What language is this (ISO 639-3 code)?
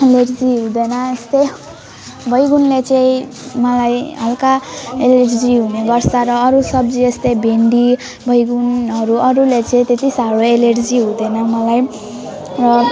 nep